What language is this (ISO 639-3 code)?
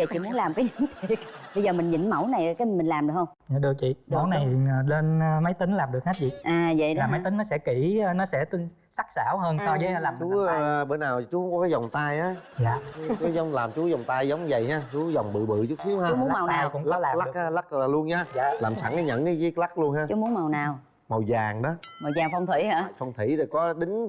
vie